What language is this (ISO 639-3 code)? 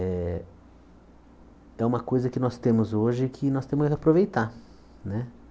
por